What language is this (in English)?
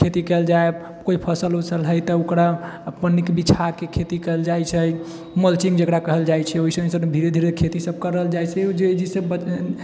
Maithili